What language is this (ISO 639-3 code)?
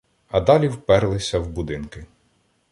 ukr